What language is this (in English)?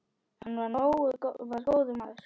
Icelandic